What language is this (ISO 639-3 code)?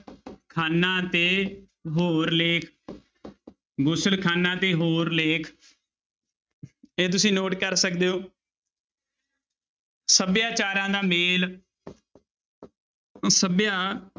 pan